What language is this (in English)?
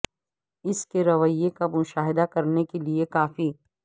Urdu